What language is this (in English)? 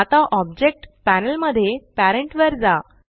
Marathi